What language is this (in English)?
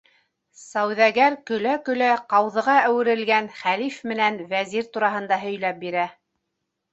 Bashkir